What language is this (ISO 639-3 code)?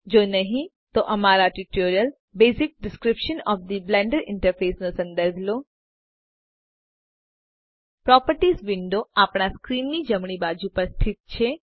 guj